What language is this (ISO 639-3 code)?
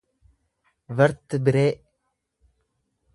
orm